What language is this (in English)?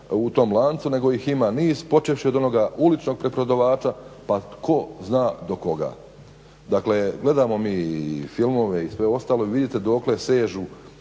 Croatian